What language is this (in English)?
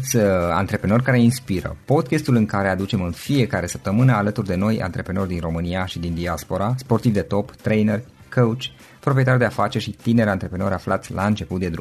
Romanian